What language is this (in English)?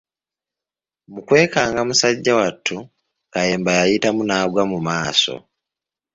Ganda